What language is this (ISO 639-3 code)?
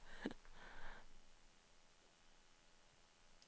nor